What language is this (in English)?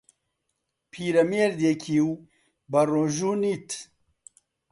Central Kurdish